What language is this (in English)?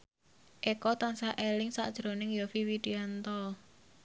Javanese